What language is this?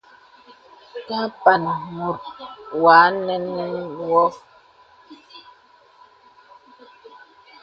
Bebele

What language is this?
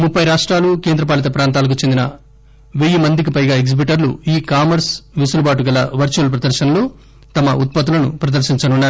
Telugu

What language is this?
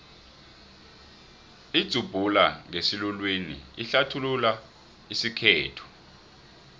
South Ndebele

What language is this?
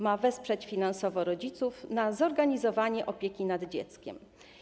Polish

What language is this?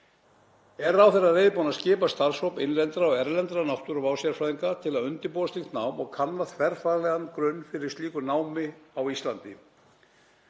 Icelandic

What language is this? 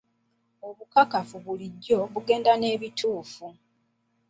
Ganda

